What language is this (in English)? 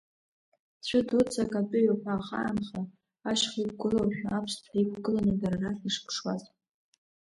Abkhazian